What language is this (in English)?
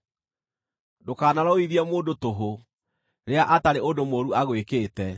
Kikuyu